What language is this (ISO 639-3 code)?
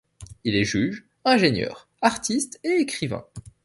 fra